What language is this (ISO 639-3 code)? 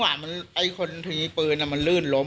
tha